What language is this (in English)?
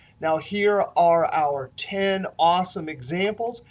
English